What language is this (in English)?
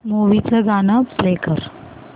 Marathi